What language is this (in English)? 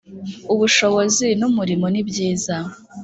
Kinyarwanda